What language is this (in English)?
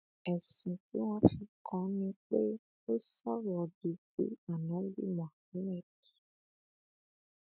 Yoruba